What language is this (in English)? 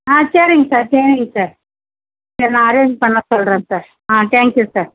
Tamil